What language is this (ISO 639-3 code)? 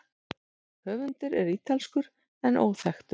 isl